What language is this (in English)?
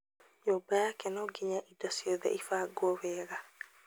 Kikuyu